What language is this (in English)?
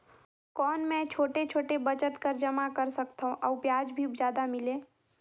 Chhattisgarhi